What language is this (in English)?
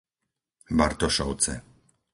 Slovak